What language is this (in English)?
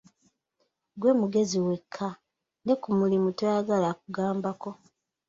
Ganda